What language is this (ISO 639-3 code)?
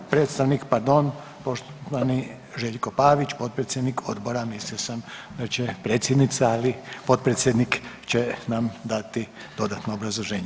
hrv